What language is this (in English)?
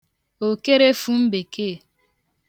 Igbo